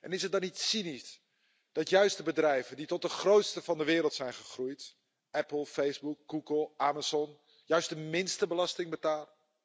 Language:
Dutch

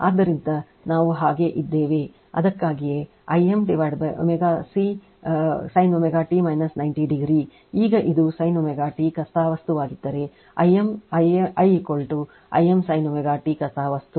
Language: Kannada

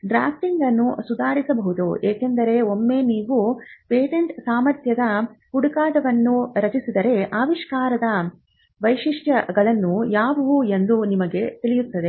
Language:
Kannada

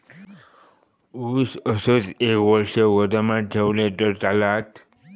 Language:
Marathi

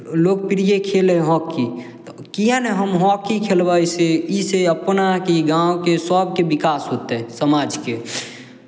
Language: Maithili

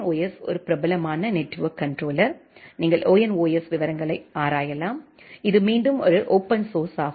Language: Tamil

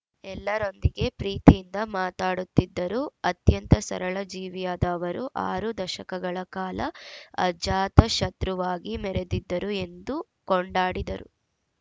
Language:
Kannada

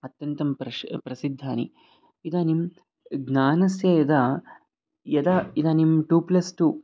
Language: Sanskrit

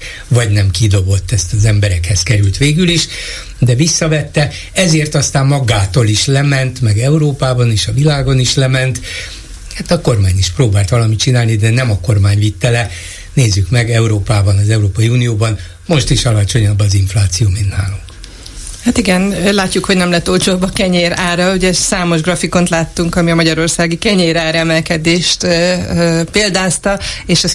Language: Hungarian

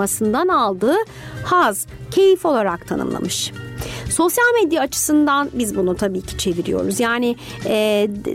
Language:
Turkish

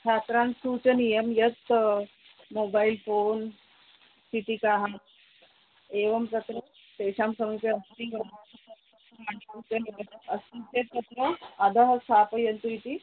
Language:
Sanskrit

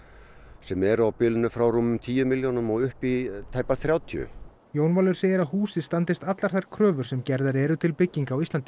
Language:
Icelandic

